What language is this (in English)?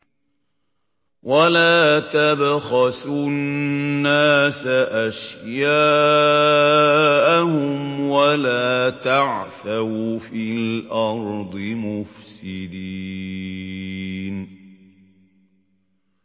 Arabic